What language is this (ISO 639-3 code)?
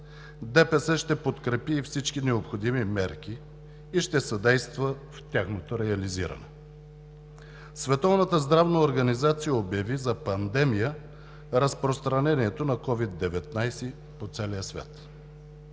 bul